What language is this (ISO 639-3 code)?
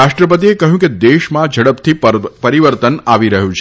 guj